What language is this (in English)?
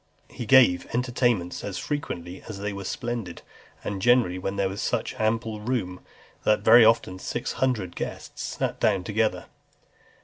English